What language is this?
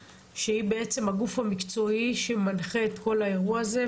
Hebrew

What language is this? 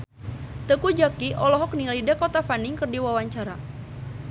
Sundanese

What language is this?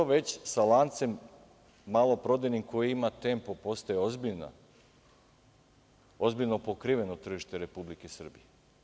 Serbian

